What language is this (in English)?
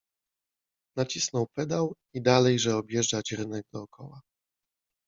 Polish